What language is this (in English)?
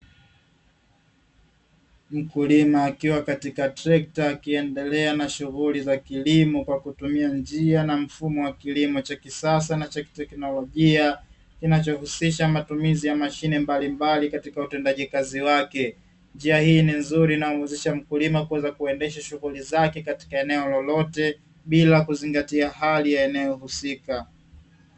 Swahili